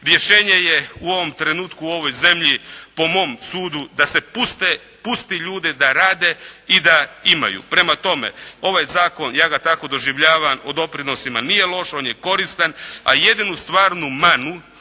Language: Croatian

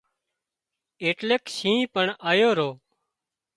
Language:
Wadiyara Koli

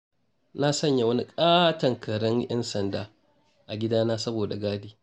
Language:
Hausa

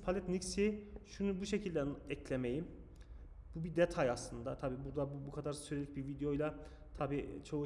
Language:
Turkish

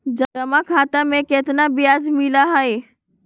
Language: Magahi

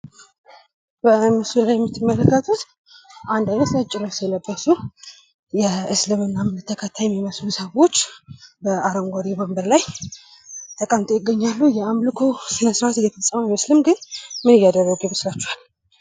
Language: Amharic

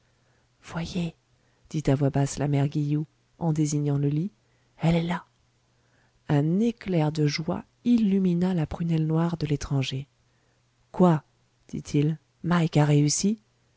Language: French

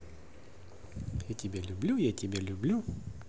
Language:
Russian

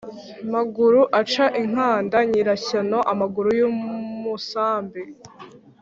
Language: Kinyarwanda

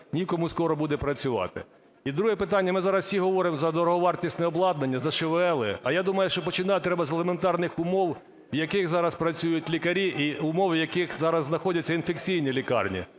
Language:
Ukrainian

